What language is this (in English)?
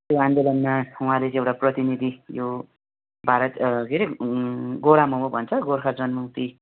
Nepali